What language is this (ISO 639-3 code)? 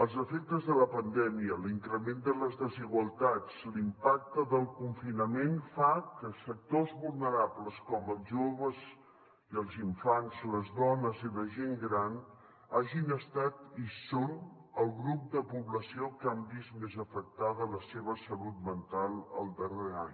cat